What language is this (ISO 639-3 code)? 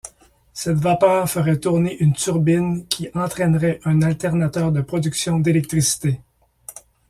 fra